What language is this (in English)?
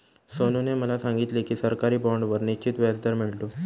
Marathi